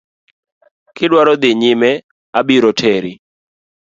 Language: Luo (Kenya and Tanzania)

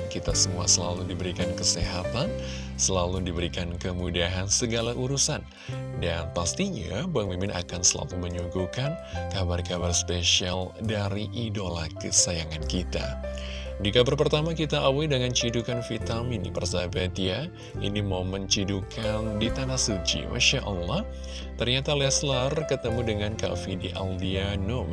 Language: Indonesian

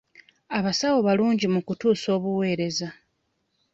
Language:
Ganda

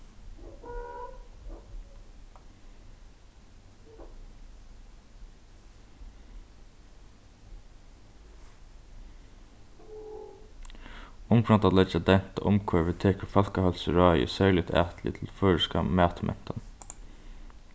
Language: Faroese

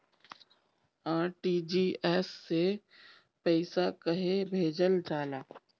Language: Bhojpuri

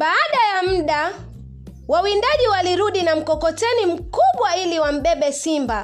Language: Swahili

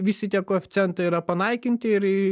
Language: Lithuanian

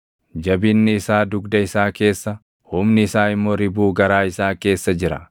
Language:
Oromo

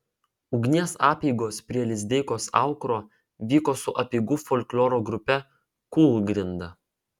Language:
Lithuanian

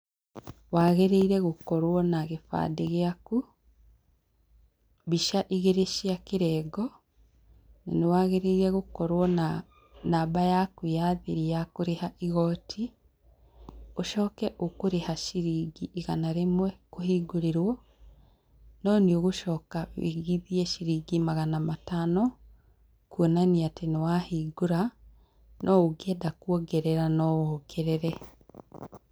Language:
Kikuyu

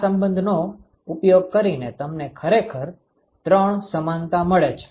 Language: Gujarati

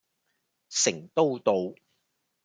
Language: Cantonese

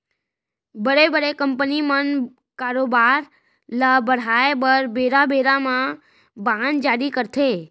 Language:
Chhattisgarhi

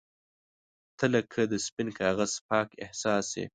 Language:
Pashto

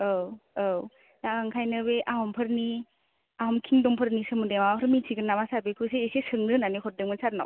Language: Bodo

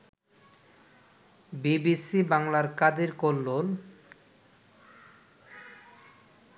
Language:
Bangla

